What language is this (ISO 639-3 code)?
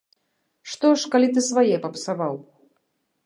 bel